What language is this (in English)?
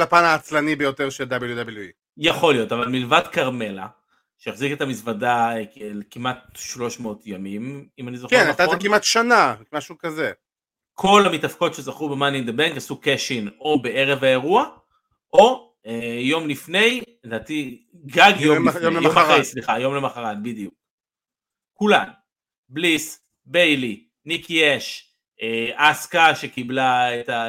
Hebrew